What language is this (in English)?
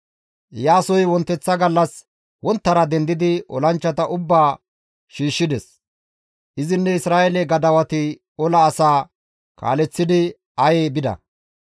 Gamo